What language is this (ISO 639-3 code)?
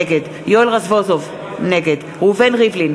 heb